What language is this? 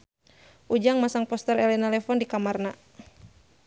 Sundanese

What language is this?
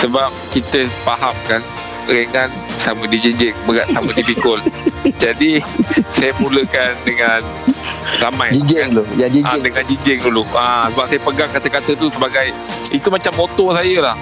Malay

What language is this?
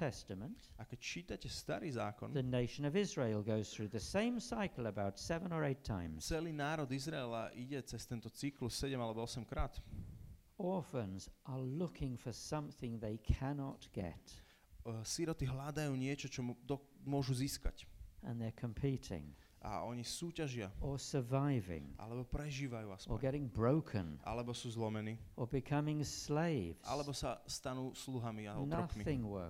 Slovak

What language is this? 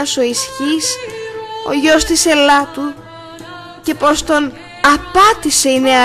Greek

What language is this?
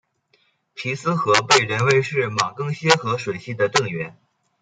Chinese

